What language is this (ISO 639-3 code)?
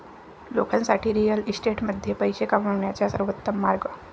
mar